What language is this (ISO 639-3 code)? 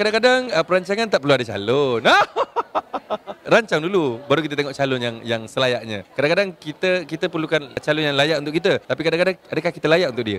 msa